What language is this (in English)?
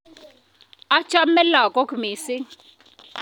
Kalenjin